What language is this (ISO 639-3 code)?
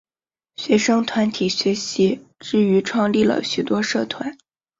zho